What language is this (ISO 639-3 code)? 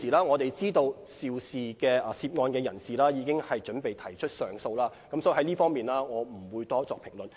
yue